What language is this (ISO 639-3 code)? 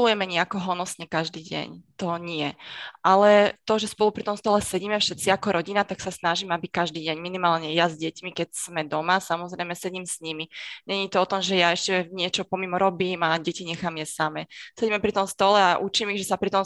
slk